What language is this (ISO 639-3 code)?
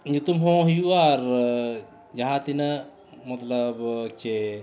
sat